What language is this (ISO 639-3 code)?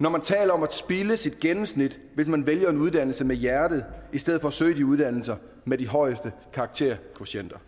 dan